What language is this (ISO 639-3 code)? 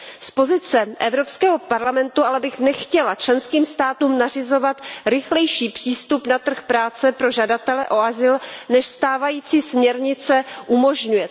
ces